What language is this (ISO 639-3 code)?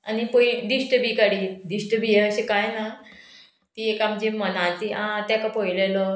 kok